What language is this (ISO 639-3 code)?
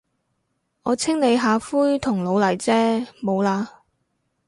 yue